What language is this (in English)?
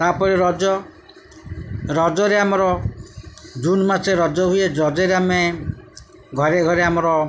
Odia